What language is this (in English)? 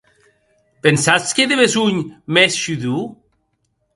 Occitan